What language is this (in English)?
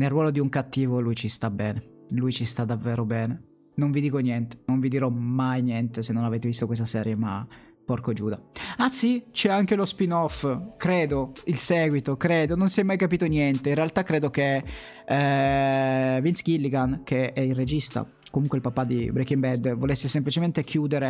Italian